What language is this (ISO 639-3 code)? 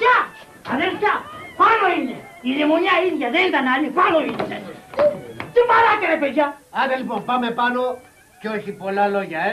ell